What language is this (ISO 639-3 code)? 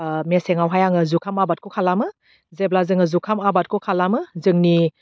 brx